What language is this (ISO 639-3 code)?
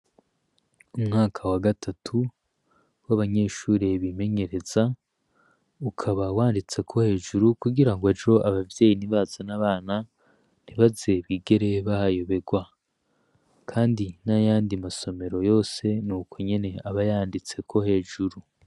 run